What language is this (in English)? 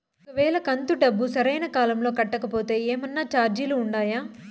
Telugu